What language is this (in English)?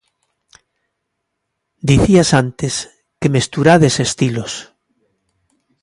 Galician